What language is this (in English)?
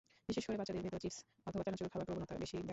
Bangla